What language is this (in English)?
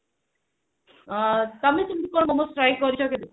Odia